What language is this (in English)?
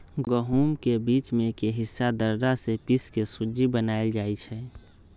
Magahi